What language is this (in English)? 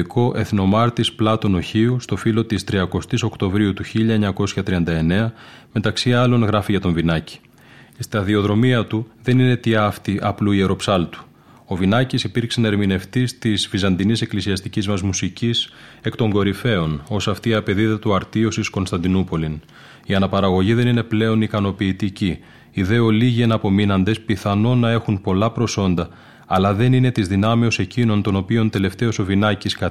Greek